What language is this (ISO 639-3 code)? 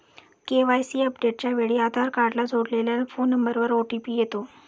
mar